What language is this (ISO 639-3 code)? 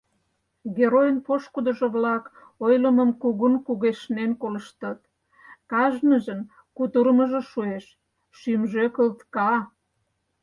chm